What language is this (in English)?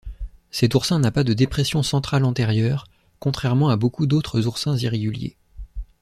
French